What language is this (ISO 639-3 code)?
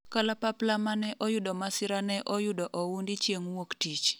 luo